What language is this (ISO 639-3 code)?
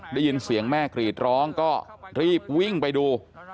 tha